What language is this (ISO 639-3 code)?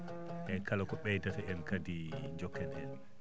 ful